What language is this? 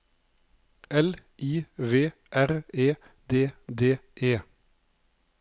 Norwegian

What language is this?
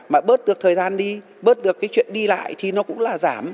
Vietnamese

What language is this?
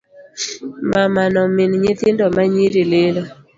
Luo (Kenya and Tanzania)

